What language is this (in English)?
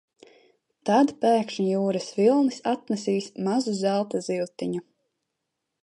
Latvian